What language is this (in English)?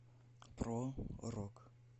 Russian